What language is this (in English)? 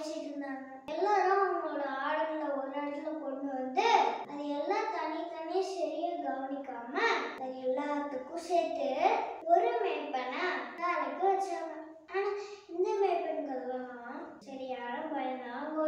Turkish